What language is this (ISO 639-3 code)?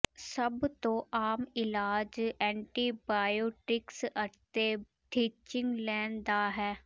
pan